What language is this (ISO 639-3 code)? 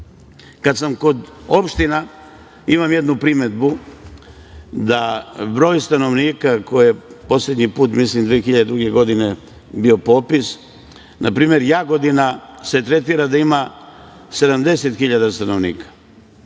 srp